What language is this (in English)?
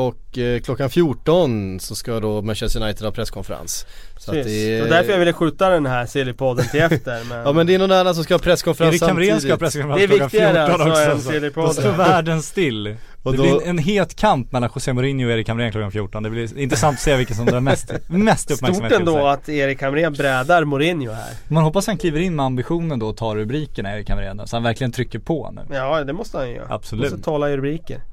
Swedish